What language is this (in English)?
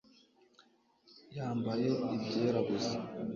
Kinyarwanda